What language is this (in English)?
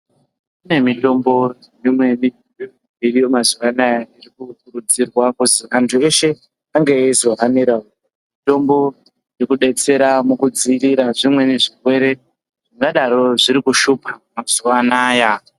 Ndau